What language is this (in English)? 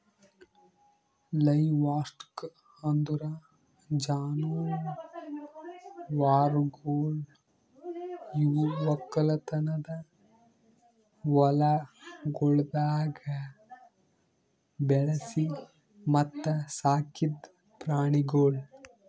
Kannada